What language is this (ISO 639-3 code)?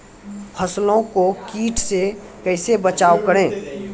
mai